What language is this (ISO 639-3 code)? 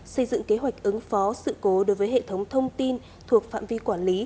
vie